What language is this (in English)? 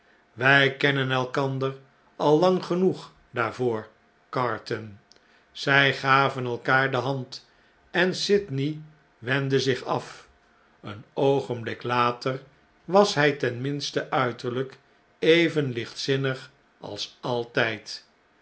Dutch